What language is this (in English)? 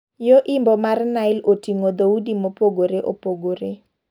Luo (Kenya and Tanzania)